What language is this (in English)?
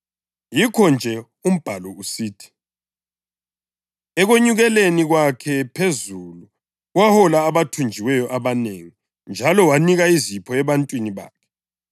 North Ndebele